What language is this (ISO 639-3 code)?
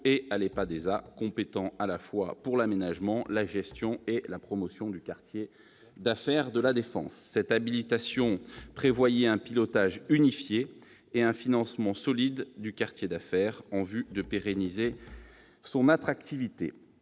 fra